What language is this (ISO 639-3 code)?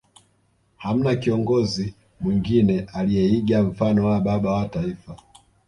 swa